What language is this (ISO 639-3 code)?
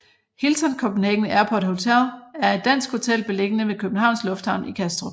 dan